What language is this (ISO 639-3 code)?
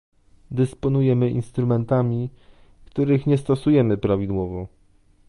pol